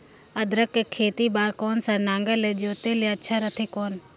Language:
Chhattisgarhi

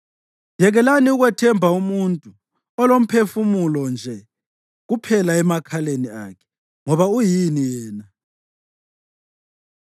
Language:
North Ndebele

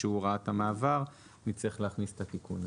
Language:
Hebrew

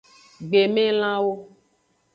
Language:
Aja (Benin)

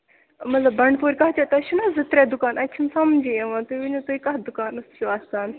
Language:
Kashmiri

